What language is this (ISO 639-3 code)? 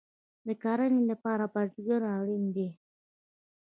pus